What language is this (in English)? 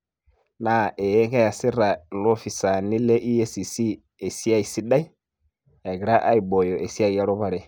Masai